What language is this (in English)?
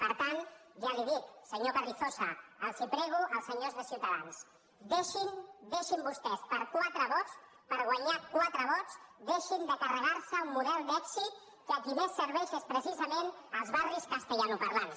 Catalan